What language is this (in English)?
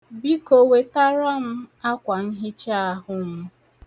Igbo